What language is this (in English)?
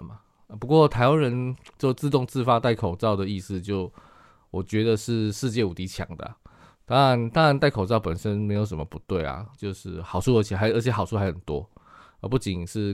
Chinese